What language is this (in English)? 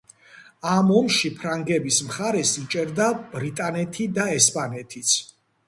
Georgian